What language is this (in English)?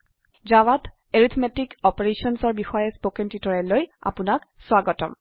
Assamese